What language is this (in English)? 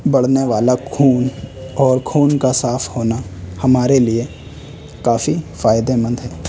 Urdu